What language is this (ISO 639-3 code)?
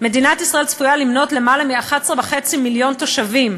heb